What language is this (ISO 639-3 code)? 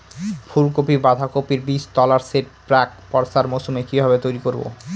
ben